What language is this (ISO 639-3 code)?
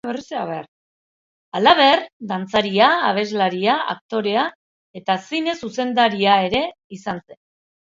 eus